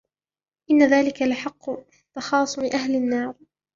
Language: Arabic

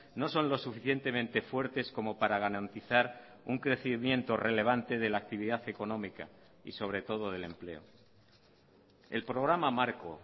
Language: Spanish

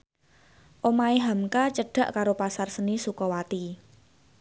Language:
Javanese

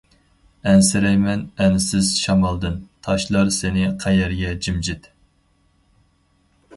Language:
Uyghur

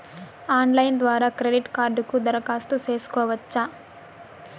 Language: Telugu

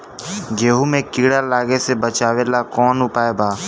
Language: Bhojpuri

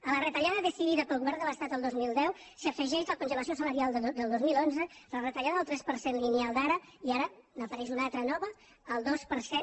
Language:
Catalan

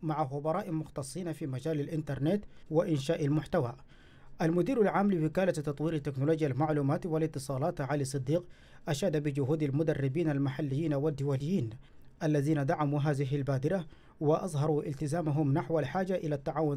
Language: Arabic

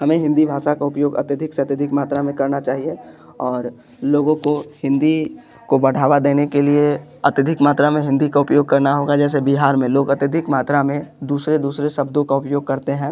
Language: Hindi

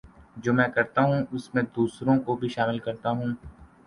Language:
Urdu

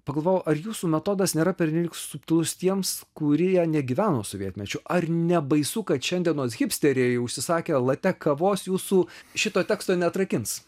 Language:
Lithuanian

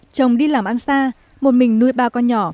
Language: Vietnamese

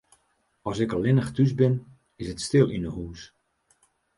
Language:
Western Frisian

